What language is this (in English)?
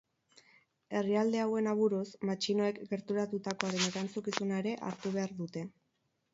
Basque